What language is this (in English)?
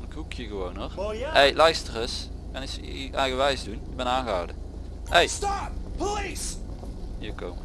Dutch